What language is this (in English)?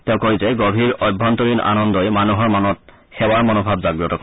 Assamese